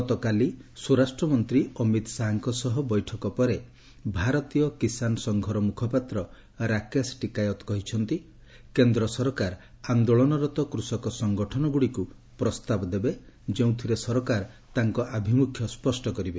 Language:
Odia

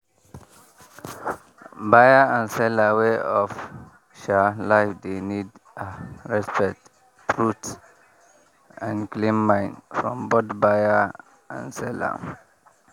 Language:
Nigerian Pidgin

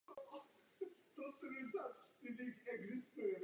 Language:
Czech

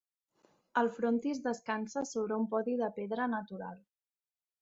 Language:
Catalan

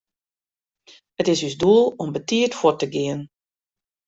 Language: Western Frisian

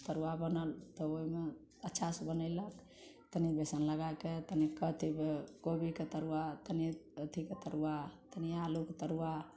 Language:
Maithili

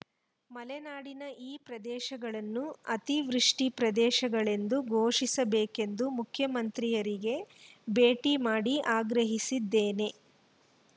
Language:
Kannada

